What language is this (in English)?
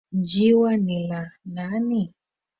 Swahili